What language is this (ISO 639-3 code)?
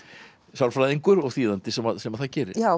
isl